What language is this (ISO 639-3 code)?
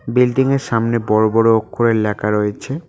ben